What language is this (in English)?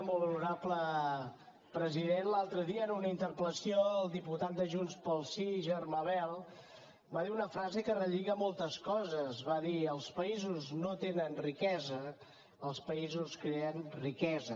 Catalan